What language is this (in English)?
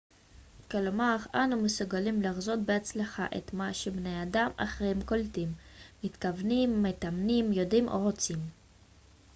Hebrew